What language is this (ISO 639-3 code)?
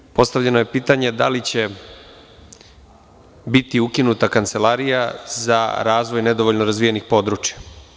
srp